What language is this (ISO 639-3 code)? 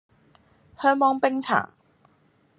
yue